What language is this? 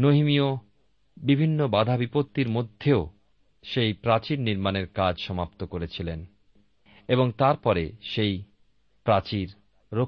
Bangla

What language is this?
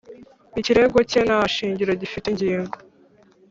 Kinyarwanda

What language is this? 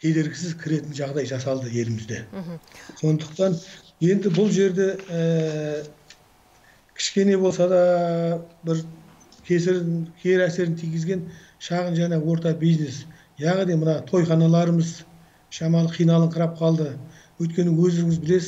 Turkish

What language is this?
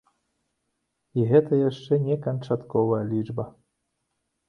Belarusian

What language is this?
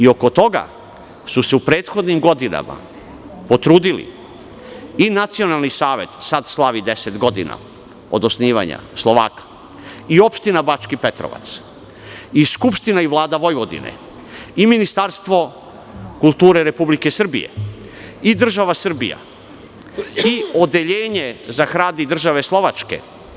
Serbian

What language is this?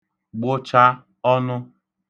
Igbo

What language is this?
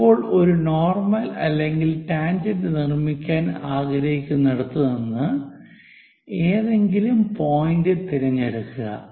Malayalam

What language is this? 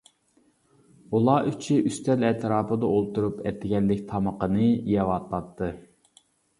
Uyghur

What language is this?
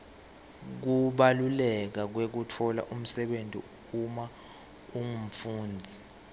Swati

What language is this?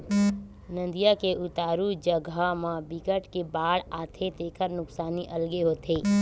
Chhattisgarhi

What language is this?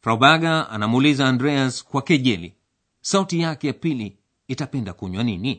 Swahili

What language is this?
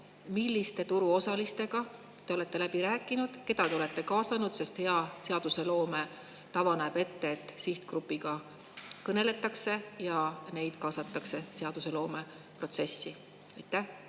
Estonian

